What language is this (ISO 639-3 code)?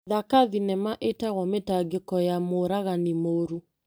kik